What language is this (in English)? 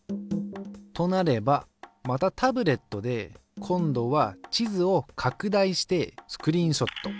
Japanese